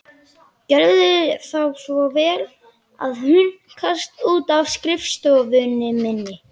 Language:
Icelandic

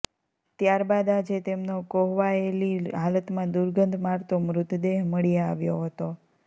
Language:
Gujarati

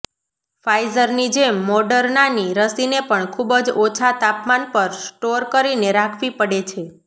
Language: Gujarati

